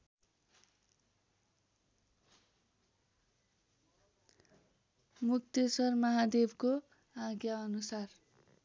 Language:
Nepali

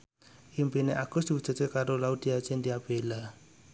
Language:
Javanese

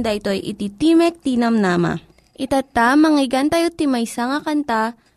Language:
Filipino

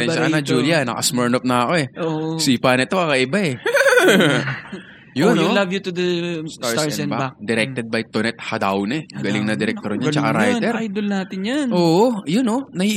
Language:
Filipino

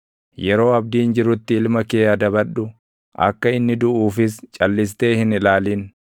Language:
Oromo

